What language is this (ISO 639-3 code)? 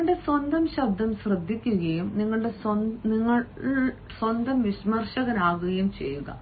mal